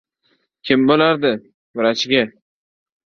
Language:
Uzbek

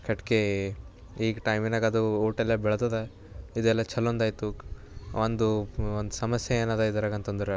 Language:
Kannada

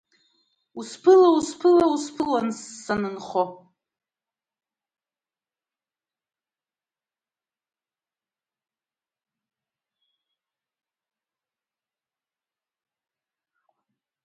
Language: Abkhazian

